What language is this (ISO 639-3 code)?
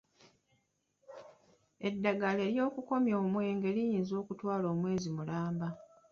lug